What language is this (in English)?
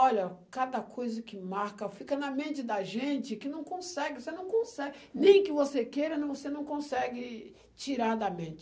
Portuguese